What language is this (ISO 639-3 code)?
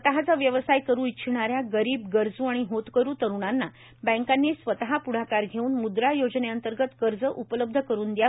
mar